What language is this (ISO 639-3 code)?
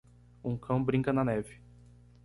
por